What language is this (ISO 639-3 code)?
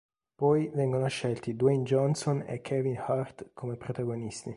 ita